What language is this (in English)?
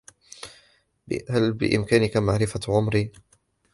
Arabic